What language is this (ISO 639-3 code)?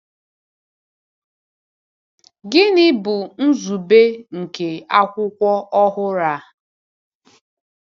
ibo